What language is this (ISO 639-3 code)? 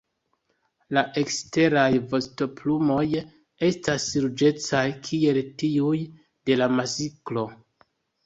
epo